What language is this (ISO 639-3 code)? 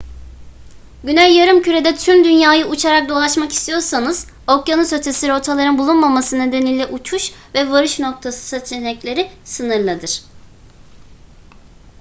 tur